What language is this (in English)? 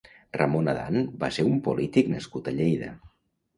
Catalan